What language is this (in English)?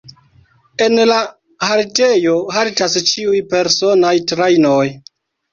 Esperanto